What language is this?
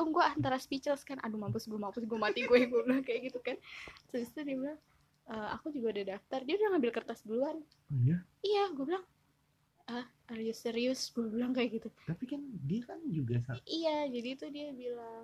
Indonesian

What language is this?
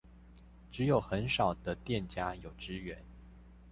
Chinese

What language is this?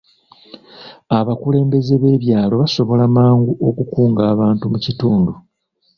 Ganda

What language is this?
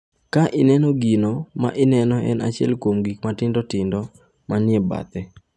Luo (Kenya and Tanzania)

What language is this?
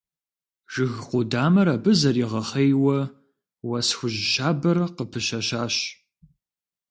Kabardian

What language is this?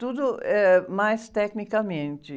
Portuguese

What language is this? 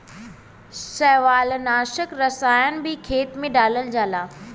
Bhojpuri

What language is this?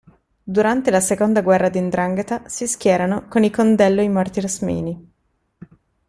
Italian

